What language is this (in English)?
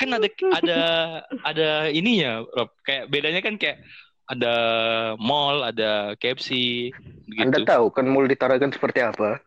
Indonesian